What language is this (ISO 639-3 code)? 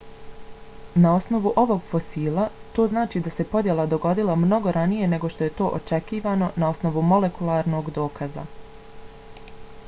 bos